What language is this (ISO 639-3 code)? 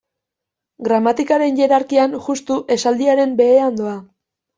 eus